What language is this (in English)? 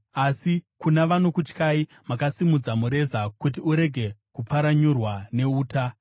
Shona